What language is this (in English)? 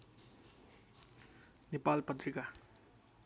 Nepali